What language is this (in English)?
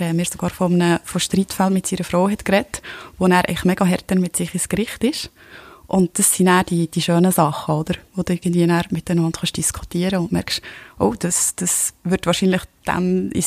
German